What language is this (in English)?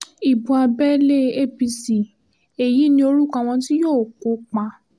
Yoruba